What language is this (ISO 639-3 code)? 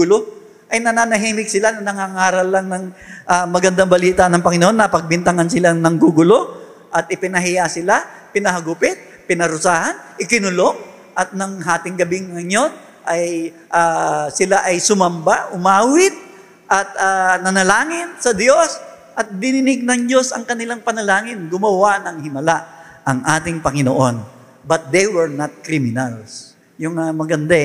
fil